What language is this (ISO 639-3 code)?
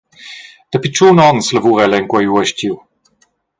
roh